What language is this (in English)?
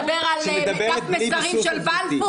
Hebrew